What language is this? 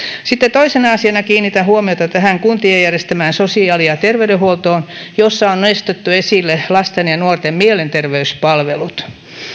Finnish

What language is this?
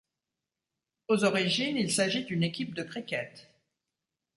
French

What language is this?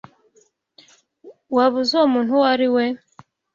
Kinyarwanda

